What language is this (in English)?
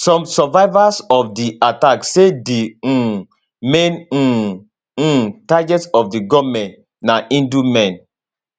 Nigerian Pidgin